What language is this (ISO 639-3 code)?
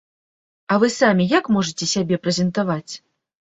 bel